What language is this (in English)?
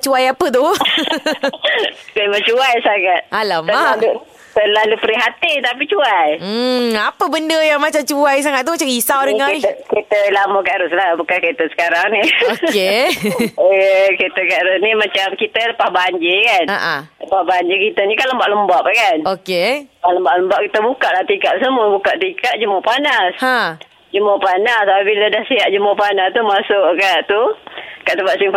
Malay